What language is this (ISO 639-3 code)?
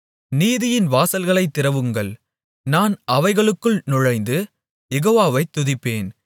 tam